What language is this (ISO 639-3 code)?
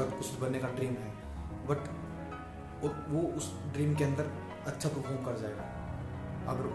hin